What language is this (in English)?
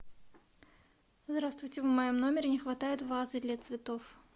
Russian